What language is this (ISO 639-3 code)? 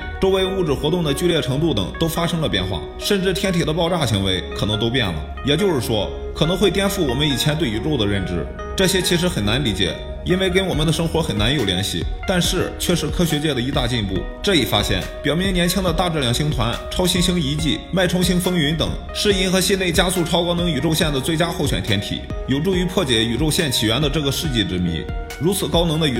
zho